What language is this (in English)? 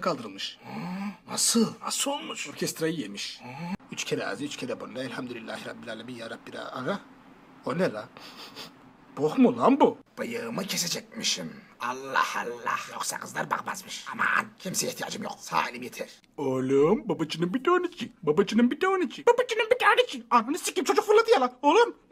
Turkish